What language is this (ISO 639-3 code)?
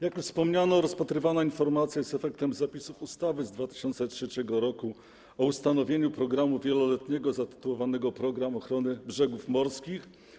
pol